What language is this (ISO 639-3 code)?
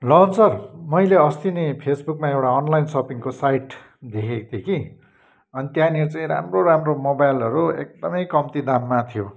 nep